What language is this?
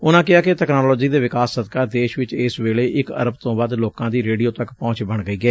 Punjabi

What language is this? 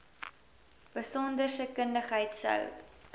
Afrikaans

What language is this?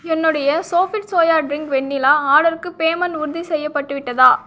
Tamil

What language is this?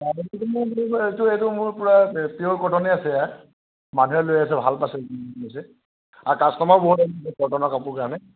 Assamese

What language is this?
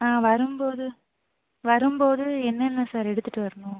Tamil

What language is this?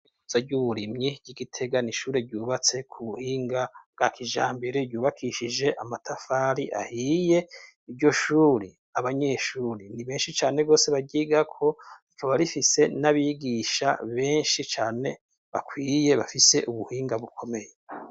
Rundi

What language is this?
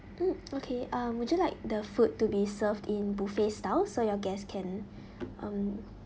English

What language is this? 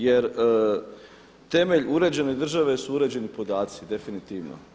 Croatian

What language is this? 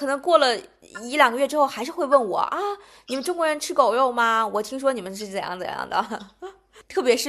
Chinese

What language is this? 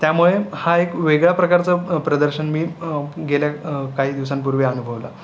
Marathi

